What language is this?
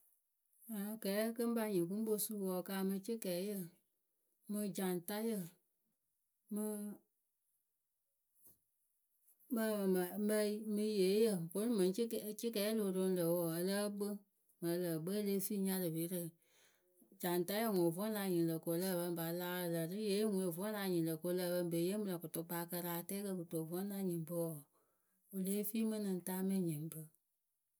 Akebu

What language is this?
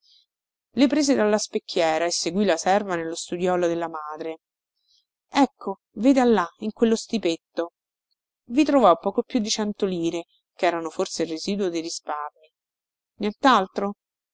Italian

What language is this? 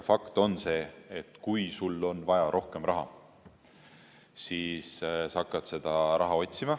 Estonian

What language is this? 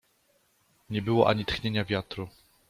Polish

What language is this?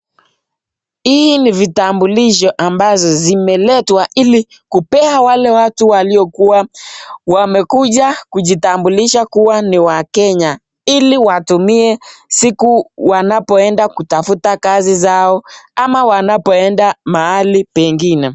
Swahili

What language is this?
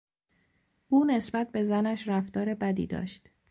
Persian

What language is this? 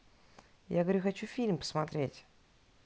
Russian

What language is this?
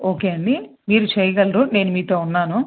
Telugu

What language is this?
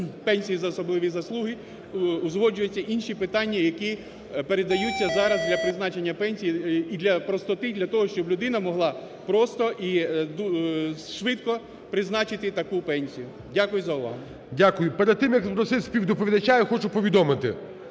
Ukrainian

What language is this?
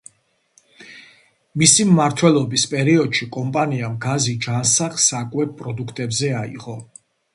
Georgian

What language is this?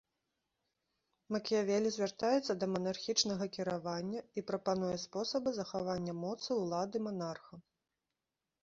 Belarusian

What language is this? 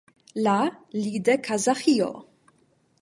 Esperanto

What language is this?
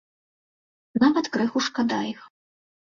Belarusian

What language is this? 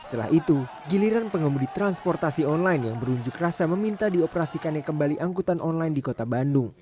Indonesian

